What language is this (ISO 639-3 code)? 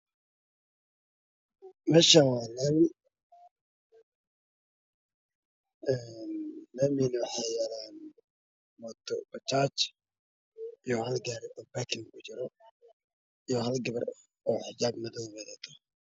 som